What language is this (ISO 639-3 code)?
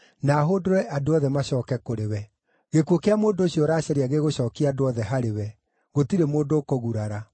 kik